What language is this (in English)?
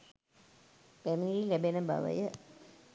Sinhala